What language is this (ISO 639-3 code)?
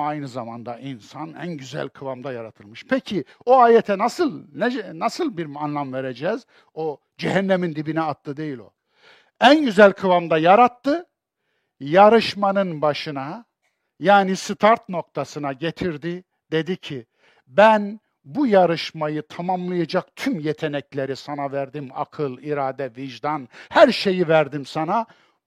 tur